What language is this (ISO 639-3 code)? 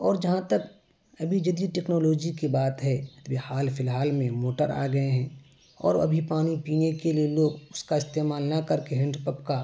urd